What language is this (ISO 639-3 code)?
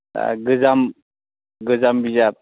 brx